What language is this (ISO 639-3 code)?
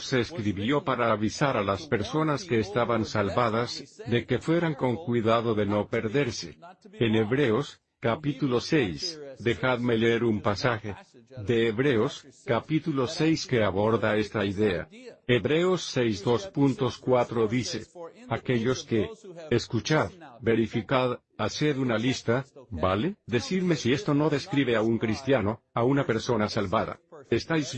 spa